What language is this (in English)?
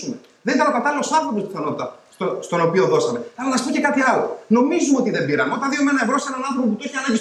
Greek